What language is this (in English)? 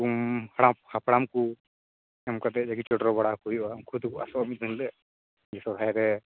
Santali